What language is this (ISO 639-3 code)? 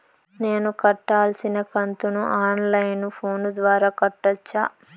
tel